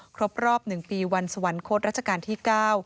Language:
Thai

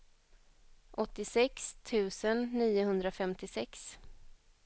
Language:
Swedish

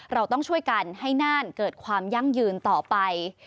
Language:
Thai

